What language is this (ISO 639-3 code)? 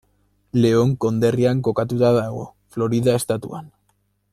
eus